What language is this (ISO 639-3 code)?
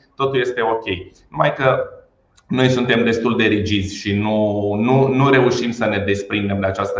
ron